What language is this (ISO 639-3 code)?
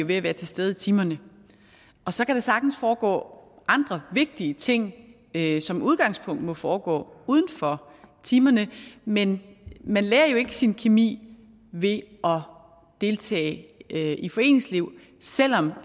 dan